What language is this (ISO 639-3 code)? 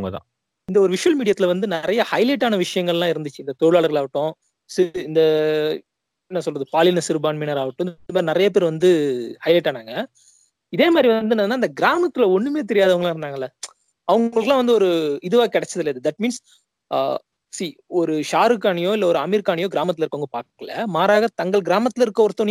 tam